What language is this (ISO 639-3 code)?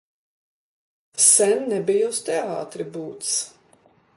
lav